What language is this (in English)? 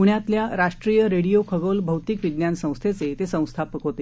Marathi